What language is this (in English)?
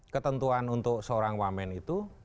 Indonesian